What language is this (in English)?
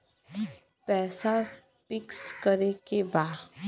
Bhojpuri